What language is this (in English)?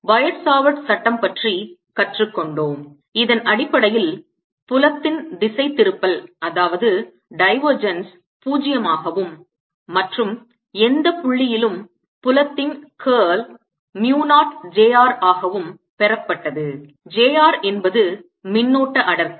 Tamil